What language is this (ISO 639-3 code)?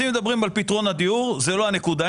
heb